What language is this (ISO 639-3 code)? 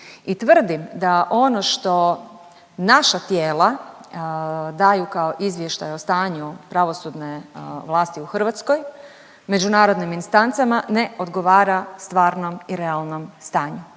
hrv